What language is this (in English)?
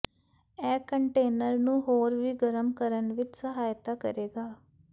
Punjabi